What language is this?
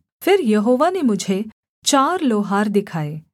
Hindi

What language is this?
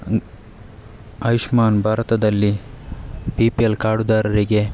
Kannada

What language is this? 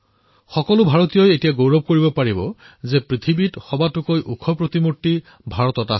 Assamese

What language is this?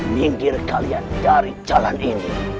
Indonesian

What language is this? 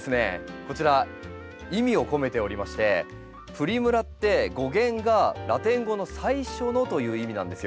Japanese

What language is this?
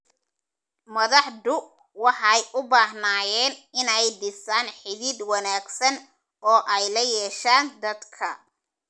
Somali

